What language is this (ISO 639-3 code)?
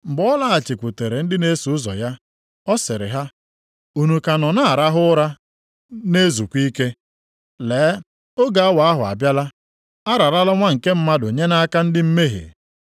ibo